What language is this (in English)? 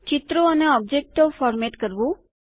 Gujarati